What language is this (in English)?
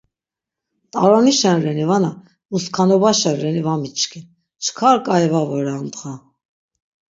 Laz